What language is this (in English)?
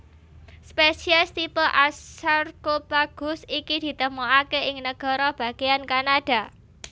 Javanese